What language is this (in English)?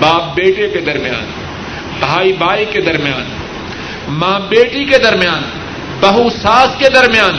Urdu